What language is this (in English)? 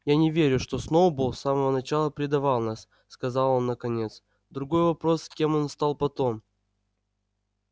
Russian